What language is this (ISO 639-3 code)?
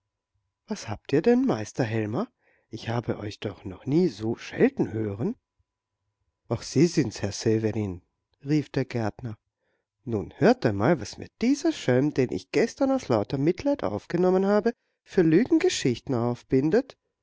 deu